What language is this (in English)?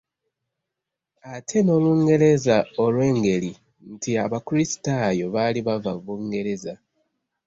Ganda